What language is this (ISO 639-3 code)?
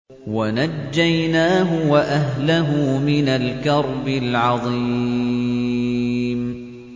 ara